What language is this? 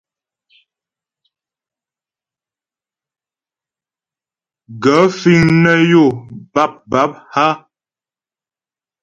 Ghomala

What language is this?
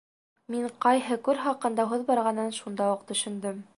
Bashkir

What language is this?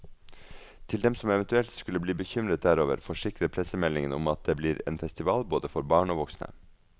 Norwegian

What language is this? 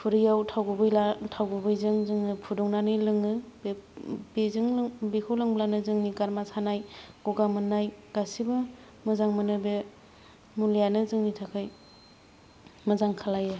Bodo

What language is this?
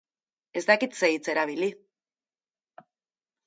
Basque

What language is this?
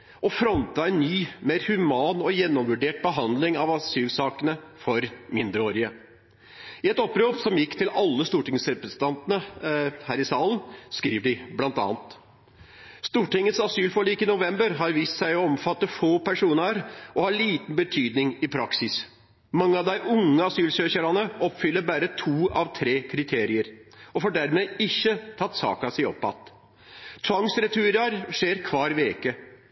Norwegian Nynorsk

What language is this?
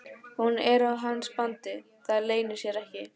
Icelandic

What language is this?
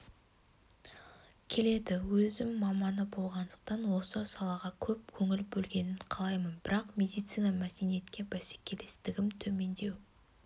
Kazakh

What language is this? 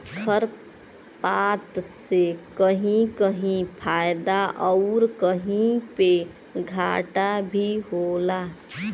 Bhojpuri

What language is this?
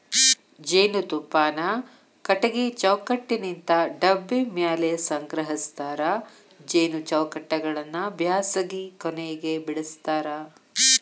Kannada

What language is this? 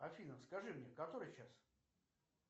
Russian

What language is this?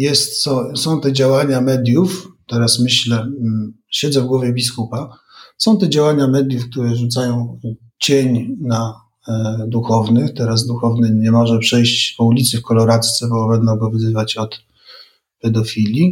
Polish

